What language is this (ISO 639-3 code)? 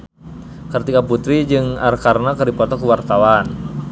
sun